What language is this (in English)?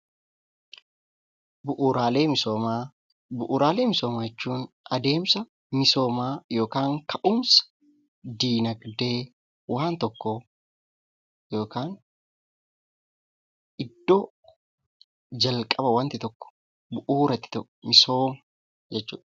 Oromo